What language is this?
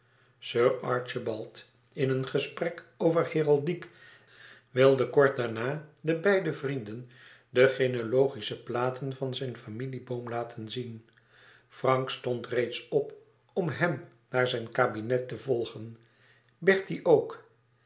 Dutch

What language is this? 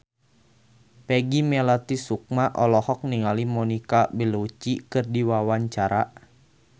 Sundanese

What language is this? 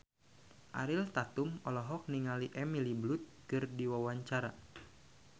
Sundanese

